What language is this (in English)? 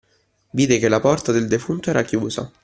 Italian